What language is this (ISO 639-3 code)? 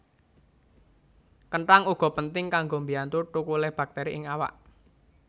jav